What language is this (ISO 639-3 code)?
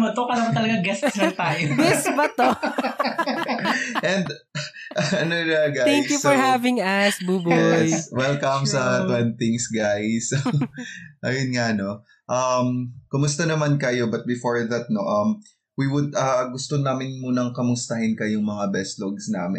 fil